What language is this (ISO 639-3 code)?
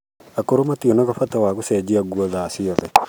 kik